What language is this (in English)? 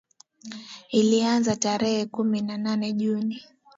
Swahili